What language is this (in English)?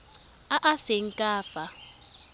Tswana